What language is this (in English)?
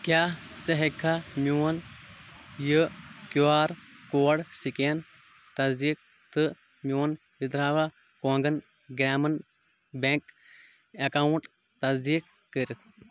Kashmiri